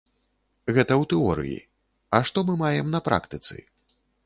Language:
Belarusian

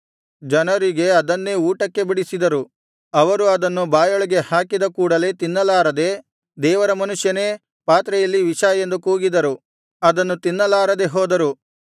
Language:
Kannada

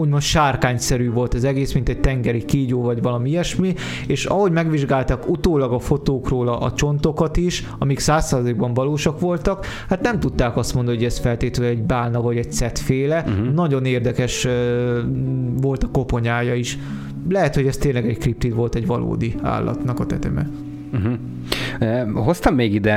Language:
Hungarian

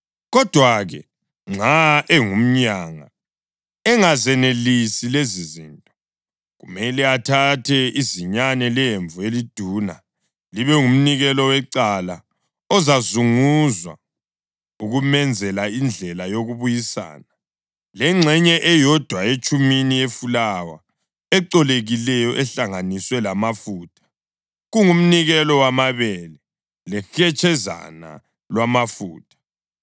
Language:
North Ndebele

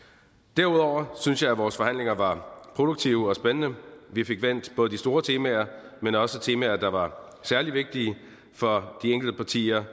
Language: Danish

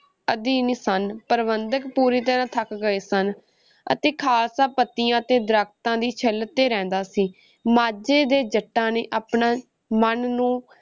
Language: Punjabi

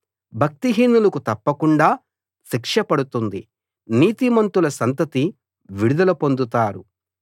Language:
Telugu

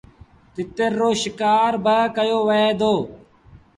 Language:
Sindhi Bhil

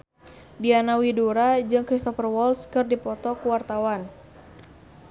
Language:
Sundanese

